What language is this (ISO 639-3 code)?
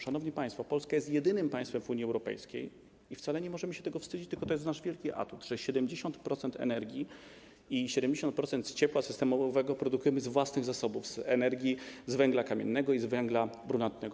pol